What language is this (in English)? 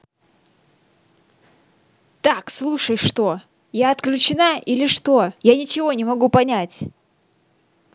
Russian